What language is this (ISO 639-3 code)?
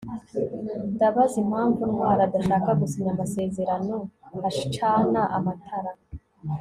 kin